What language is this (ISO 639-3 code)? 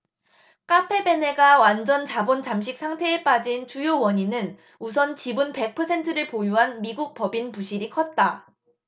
kor